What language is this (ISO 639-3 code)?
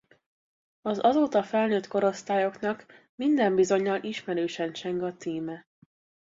hun